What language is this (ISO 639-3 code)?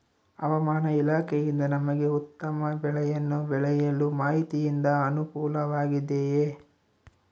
kan